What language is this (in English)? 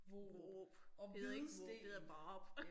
Danish